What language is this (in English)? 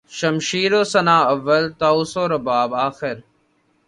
Urdu